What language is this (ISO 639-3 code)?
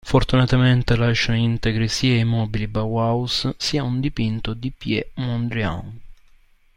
ita